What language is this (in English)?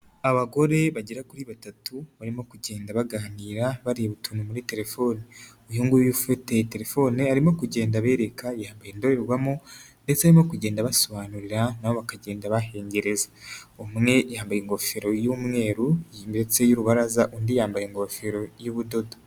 Kinyarwanda